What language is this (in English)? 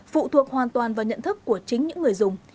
Vietnamese